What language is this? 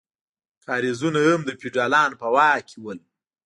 Pashto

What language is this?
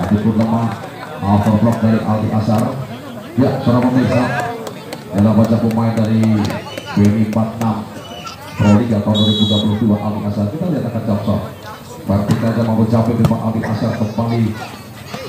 Indonesian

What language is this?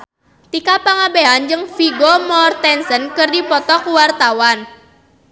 Sundanese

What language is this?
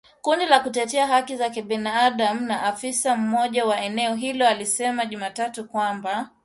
Swahili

